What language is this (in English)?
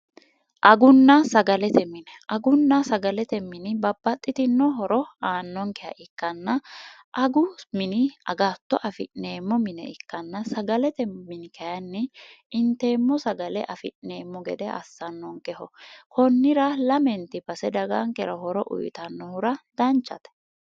Sidamo